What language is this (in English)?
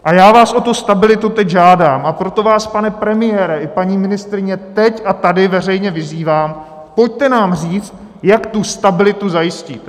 Czech